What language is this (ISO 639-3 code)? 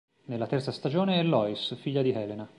ita